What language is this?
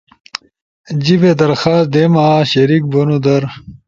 Ushojo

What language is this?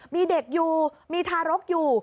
Thai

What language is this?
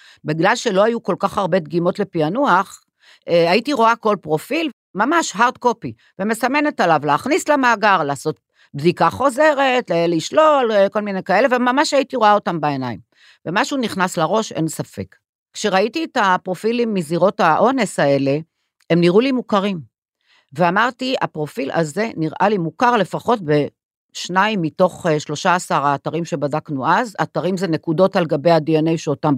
Hebrew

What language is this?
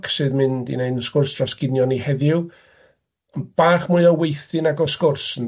Welsh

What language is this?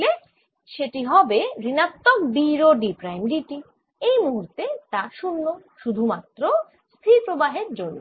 Bangla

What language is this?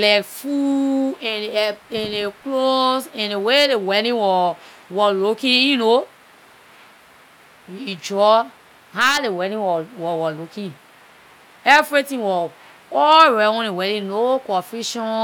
Liberian English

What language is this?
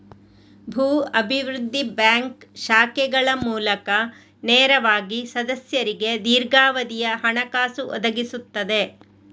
Kannada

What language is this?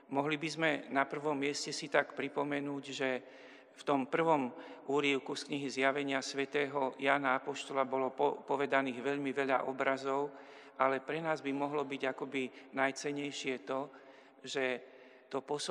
Slovak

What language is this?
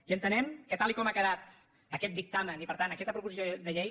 Catalan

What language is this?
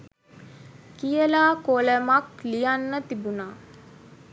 Sinhala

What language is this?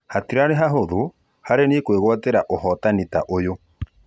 Kikuyu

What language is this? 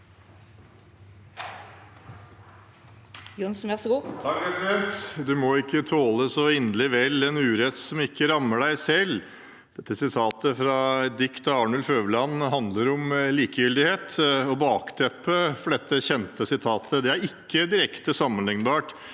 Norwegian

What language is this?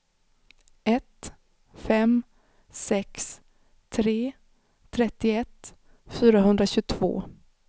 Swedish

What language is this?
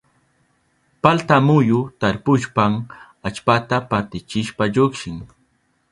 Southern Pastaza Quechua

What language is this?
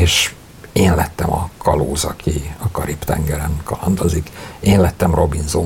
Hungarian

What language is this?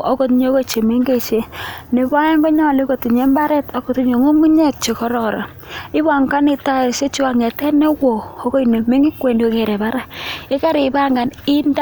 Kalenjin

